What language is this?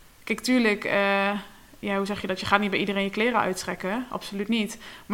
Dutch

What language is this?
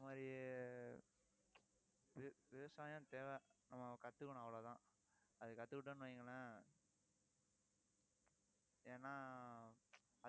Tamil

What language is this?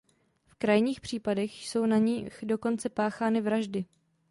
Czech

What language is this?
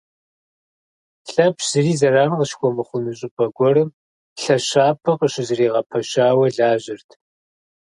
Kabardian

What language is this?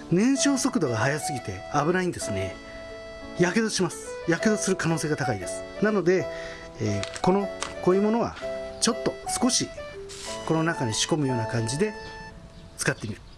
Japanese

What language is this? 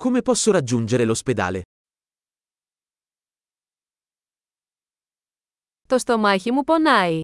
Greek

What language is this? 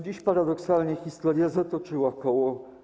Polish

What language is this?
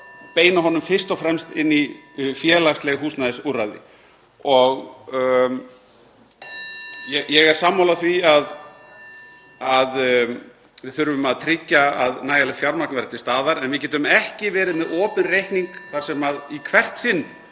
Icelandic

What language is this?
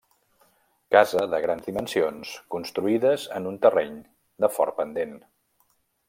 Catalan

